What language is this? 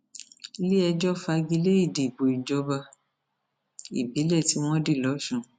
Yoruba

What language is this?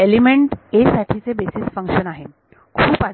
Marathi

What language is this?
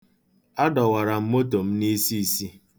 Igbo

